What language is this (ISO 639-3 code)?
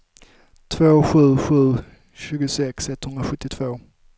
swe